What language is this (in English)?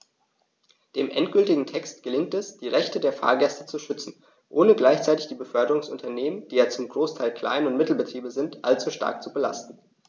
German